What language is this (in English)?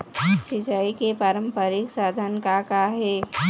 Chhattisgarhi